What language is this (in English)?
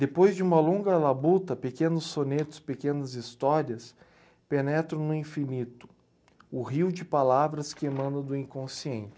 Portuguese